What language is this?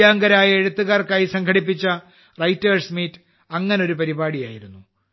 Malayalam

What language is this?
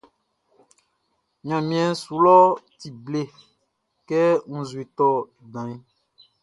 Baoulé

